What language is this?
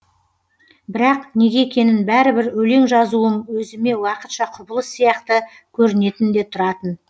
Kazakh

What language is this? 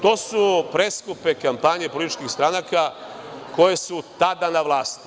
Serbian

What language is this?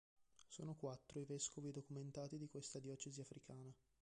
Italian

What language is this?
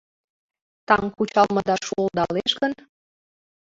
Mari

